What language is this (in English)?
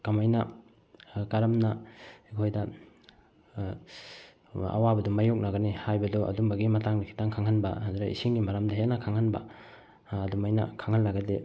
Manipuri